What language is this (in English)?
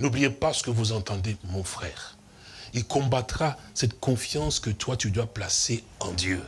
French